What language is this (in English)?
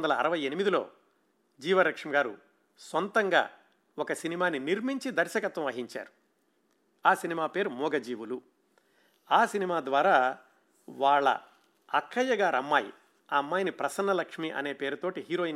Telugu